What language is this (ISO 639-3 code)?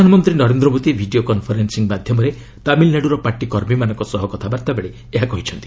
ori